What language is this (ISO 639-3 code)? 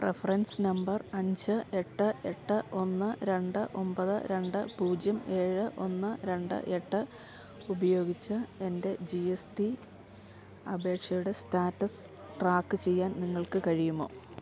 mal